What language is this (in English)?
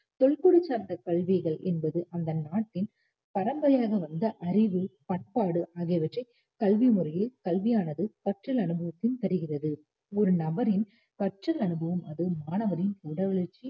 Tamil